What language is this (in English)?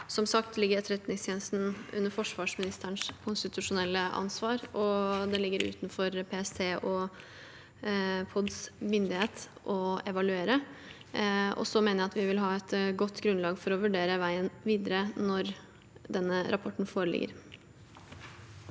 Norwegian